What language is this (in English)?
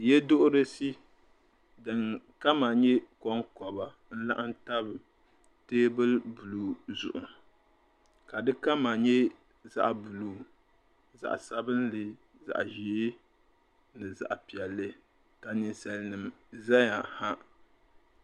Dagbani